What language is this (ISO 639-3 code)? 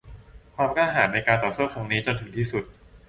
tha